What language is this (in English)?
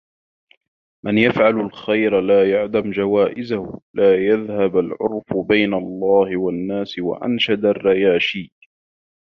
Arabic